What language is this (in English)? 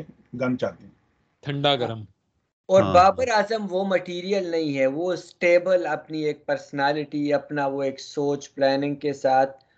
Urdu